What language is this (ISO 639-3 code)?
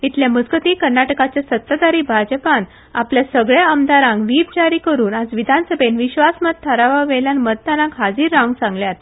kok